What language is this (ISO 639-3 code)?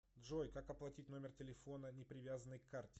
rus